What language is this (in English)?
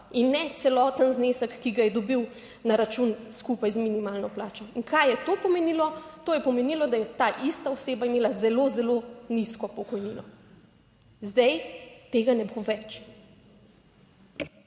Slovenian